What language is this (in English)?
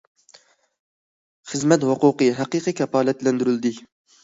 Uyghur